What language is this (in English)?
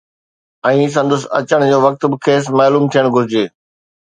Sindhi